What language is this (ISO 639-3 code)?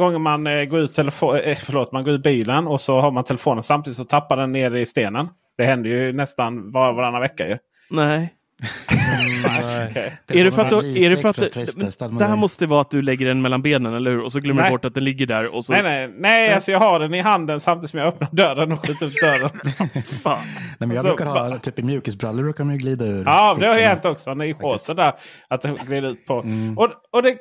swe